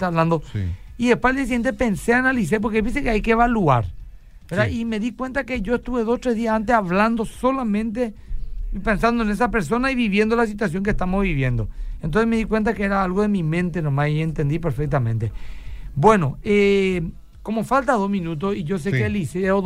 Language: Spanish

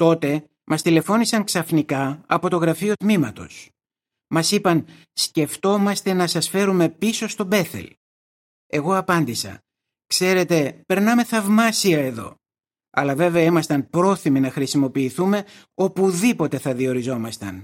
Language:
Greek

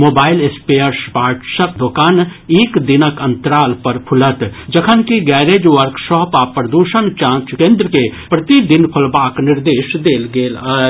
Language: Maithili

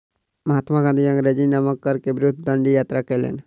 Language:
Maithili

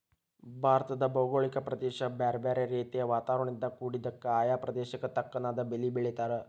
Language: Kannada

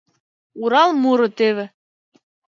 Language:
Mari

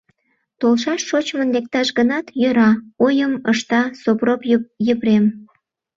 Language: Mari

